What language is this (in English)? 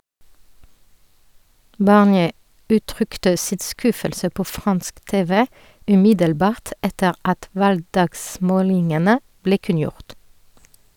Norwegian